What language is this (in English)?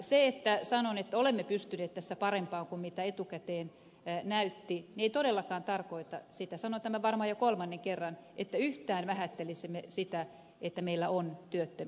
Finnish